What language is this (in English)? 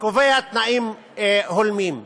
Hebrew